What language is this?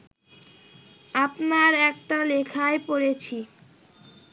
Bangla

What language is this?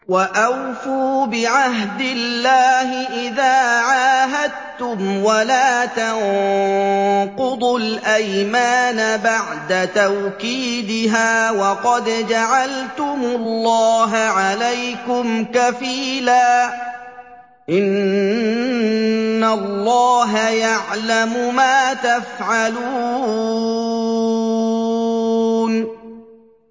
Arabic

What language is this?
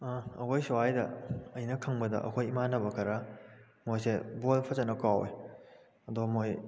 Manipuri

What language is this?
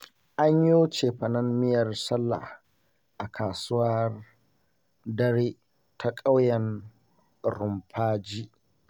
Hausa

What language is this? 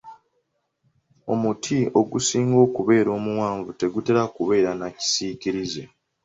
Ganda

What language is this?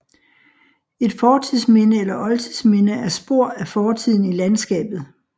Danish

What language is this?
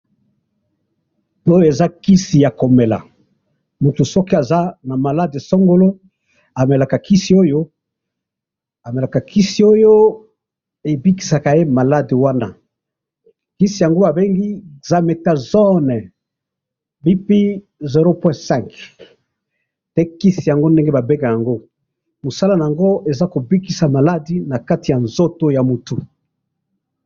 Lingala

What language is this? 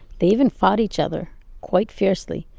English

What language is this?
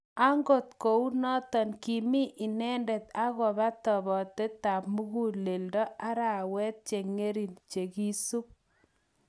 Kalenjin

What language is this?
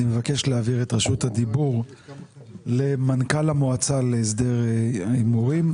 Hebrew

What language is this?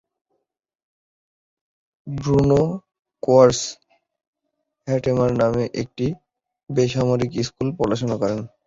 Bangla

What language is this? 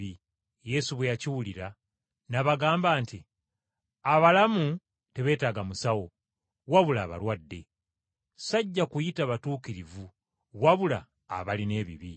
Ganda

